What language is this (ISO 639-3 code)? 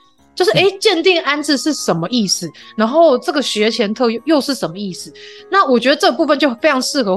zho